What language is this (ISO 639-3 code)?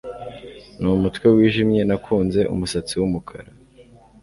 kin